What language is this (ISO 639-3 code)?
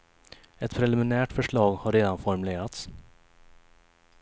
swe